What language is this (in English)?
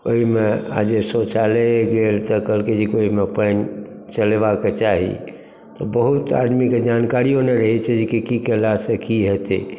Maithili